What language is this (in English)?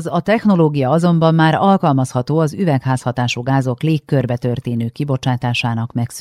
Hungarian